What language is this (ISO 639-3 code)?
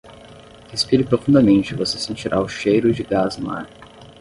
por